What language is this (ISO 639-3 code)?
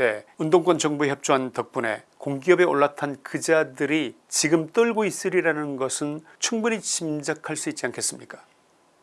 kor